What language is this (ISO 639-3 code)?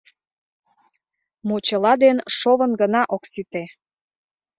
chm